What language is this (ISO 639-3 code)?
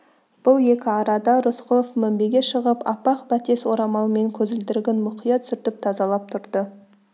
kaz